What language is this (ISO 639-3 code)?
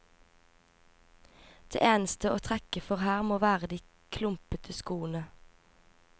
nor